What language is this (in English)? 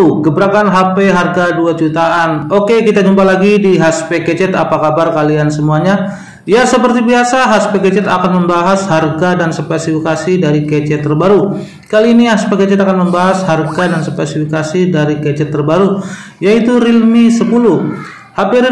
Indonesian